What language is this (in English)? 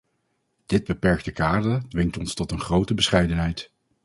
Dutch